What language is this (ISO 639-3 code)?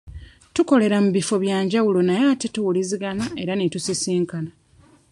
lug